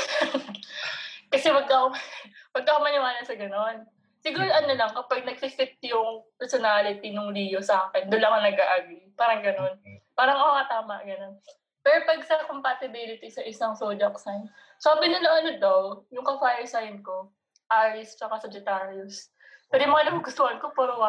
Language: Filipino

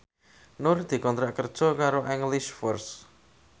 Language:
Javanese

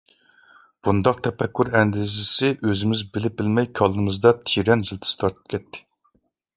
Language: Uyghur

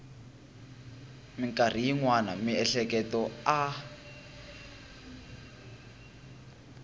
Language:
Tsonga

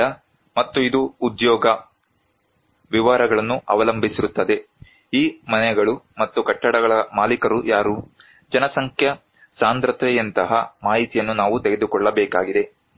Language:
Kannada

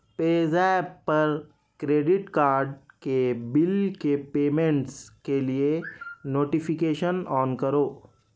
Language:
Urdu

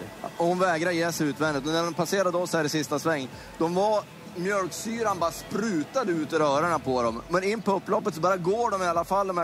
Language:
Swedish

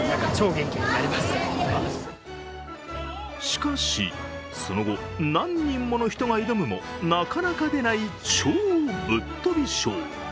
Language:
Japanese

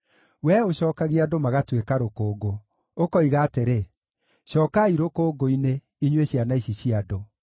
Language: Kikuyu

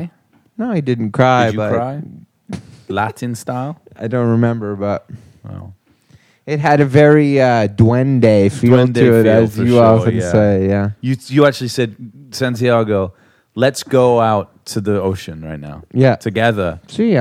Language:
English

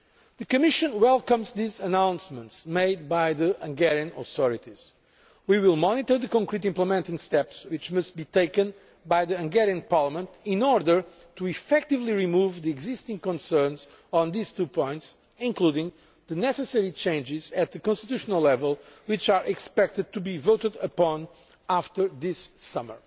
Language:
English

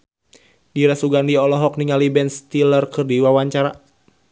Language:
Sundanese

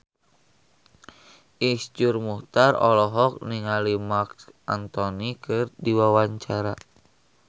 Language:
Sundanese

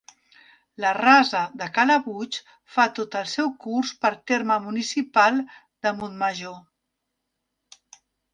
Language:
Catalan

